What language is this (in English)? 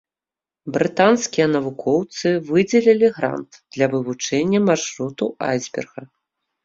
Belarusian